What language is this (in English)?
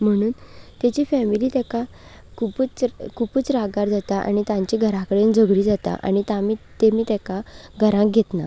Konkani